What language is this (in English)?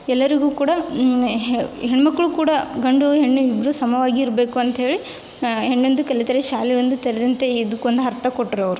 Kannada